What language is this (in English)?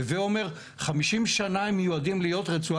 Hebrew